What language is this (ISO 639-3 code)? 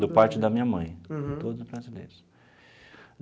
por